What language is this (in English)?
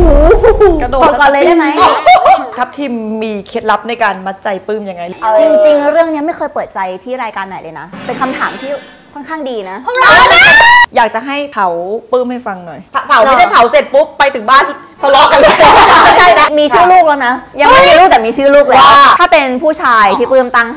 Thai